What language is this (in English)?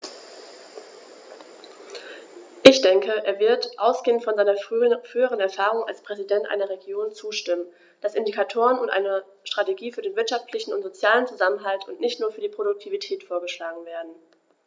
German